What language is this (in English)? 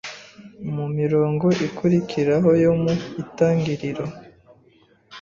Kinyarwanda